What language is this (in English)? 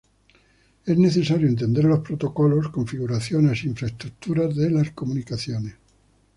Spanish